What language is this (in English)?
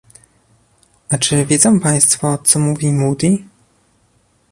Polish